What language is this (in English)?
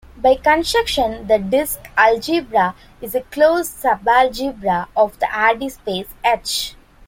English